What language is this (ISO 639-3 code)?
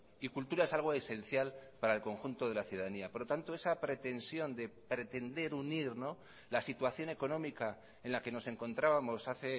spa